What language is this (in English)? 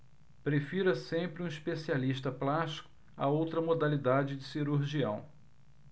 Portuguese